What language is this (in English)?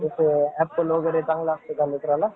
Marathi